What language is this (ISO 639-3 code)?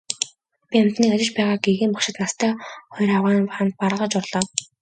mon